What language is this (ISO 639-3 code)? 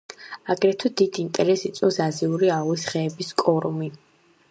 kat